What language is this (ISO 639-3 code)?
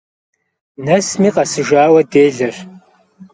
kbd